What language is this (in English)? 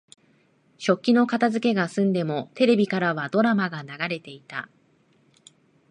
Japanese